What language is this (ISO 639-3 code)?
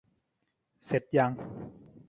tha